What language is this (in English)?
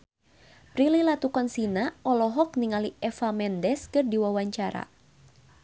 Sundanese